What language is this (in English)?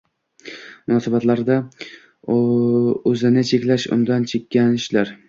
Uzbek